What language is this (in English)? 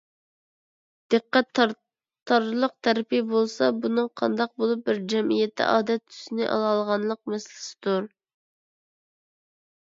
Uyghur